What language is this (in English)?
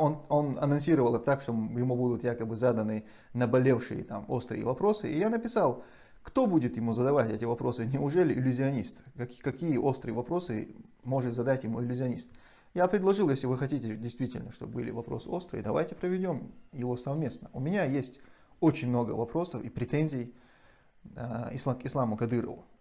Russian